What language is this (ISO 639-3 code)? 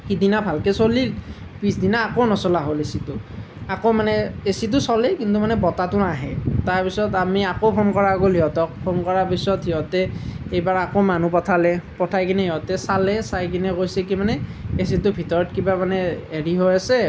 asm